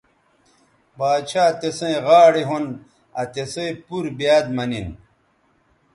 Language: Bateri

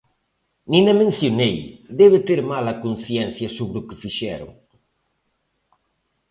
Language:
Galician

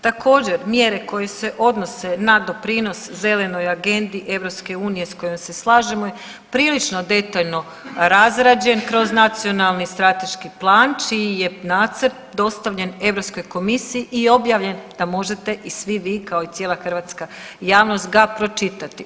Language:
Croatian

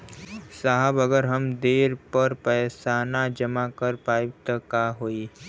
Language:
Bhojpuri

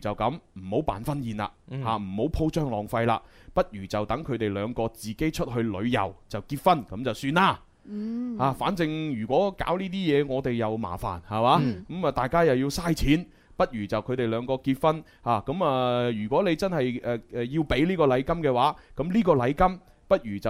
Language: Chinese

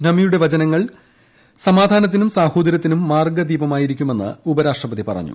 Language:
Malayalam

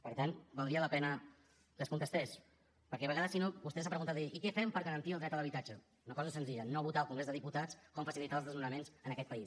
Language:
Catalan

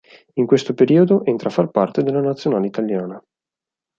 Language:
Italian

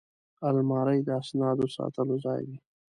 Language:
Pashto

